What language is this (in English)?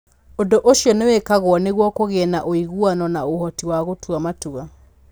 Kikuyu